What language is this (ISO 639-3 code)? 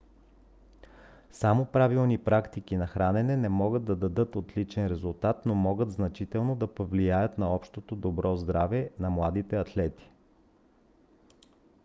bul